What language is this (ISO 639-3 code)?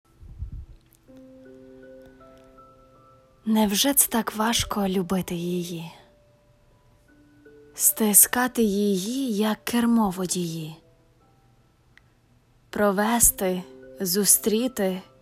ukr